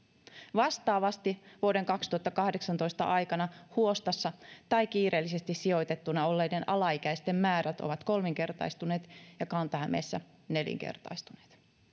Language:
Finnish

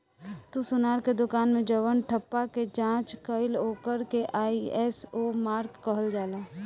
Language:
Bhojpuri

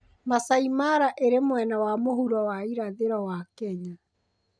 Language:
Kikuyu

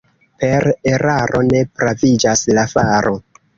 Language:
Esperanto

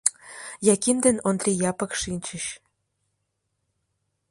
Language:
Mari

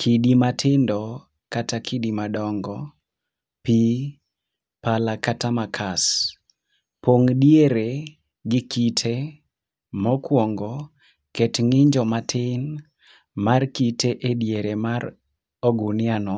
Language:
Luo (Kenya and Tanzania)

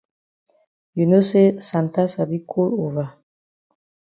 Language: Cameroon Pidgin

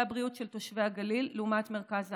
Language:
Hebrew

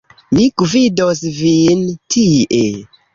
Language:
Esperanto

